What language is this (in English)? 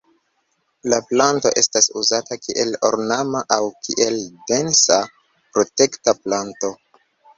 Esperanto